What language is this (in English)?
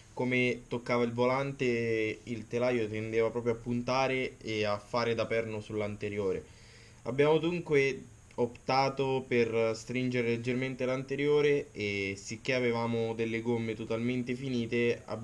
Italian